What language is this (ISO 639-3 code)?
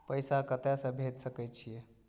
mai